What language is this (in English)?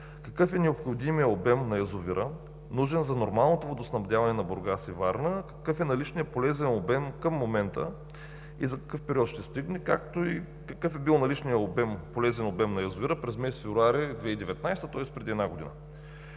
Bulgarian